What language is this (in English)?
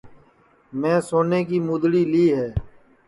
Sansi